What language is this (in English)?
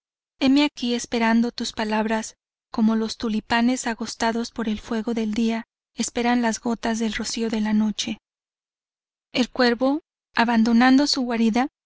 Spanish